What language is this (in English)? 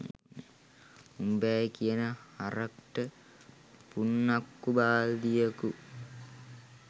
Sinhala